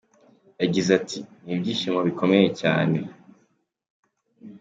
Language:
Kinyarwanda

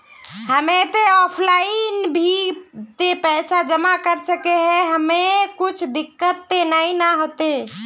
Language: Magahi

